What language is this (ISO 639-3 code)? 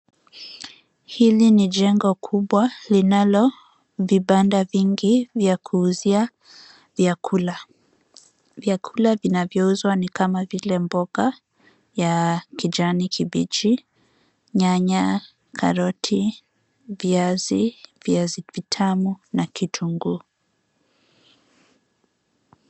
swa